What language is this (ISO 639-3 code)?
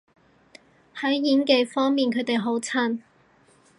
yue